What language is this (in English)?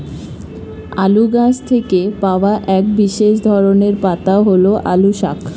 Bangla